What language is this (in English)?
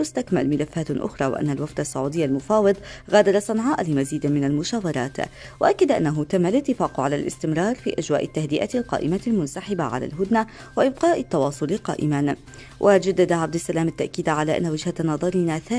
Arabic